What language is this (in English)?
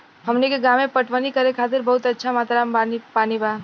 Bhojpuri